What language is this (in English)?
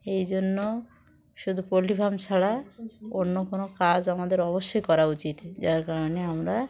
Bangla